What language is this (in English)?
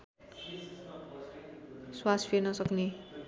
Nepali